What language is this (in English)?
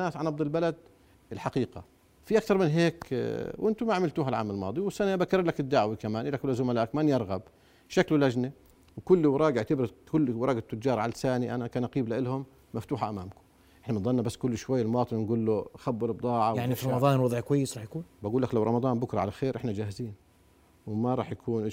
Arabic